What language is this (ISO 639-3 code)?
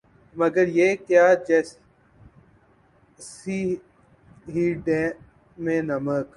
urd